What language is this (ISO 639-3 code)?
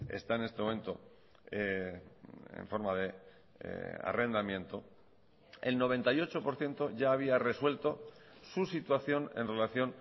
spa